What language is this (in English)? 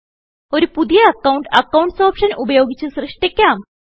Malayalam